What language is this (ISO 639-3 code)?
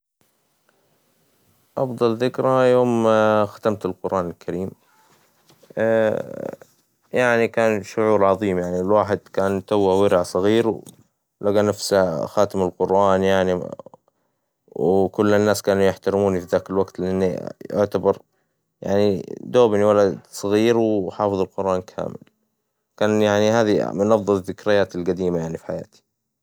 acw